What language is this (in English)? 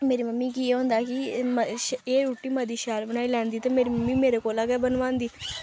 Dogri